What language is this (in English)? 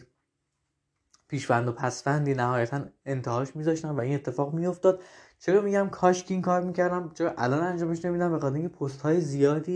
Persian